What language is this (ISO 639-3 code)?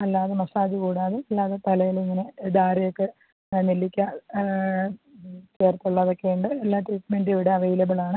mal